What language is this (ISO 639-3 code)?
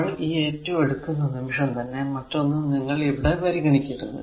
mal